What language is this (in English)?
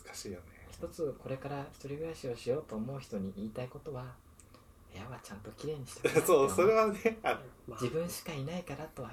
Japanese